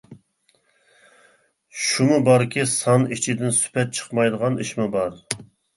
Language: Uyghur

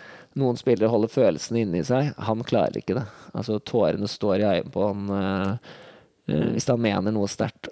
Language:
Danish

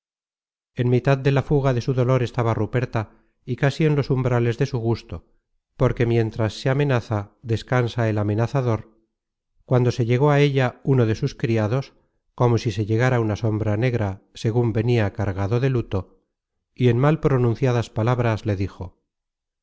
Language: Spanish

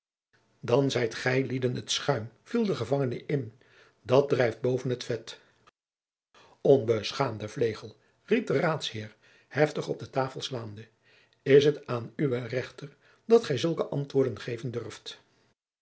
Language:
Dutch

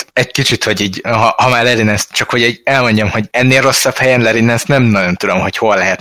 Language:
Hungarian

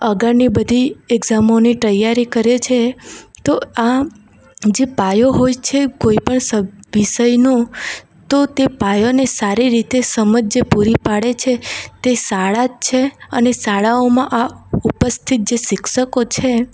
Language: Gujarati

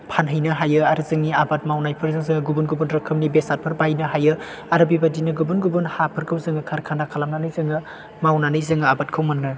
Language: Bodo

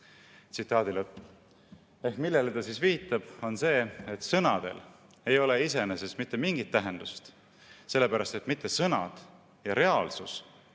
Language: Estonian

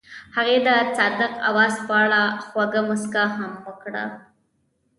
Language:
Pashto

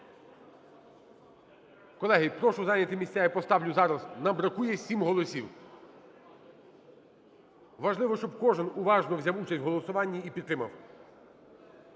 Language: Ukrainian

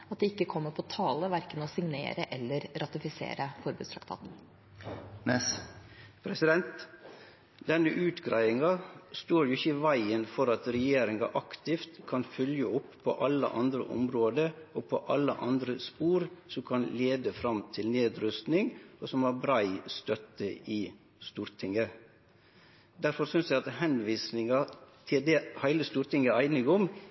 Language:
Norwegian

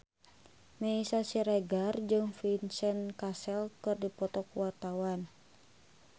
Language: Sundanese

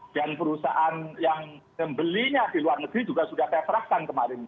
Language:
Indonesian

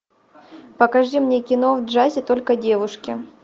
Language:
Russian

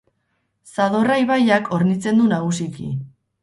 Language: Basque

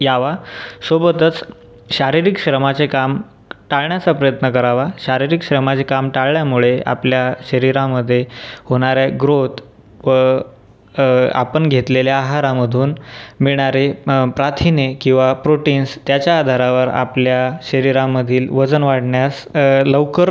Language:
Marathi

